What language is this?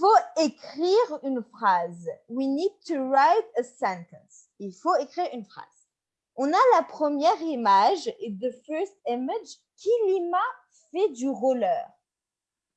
French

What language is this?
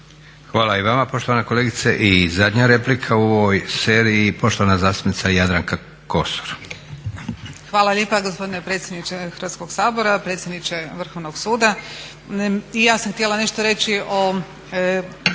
Croatian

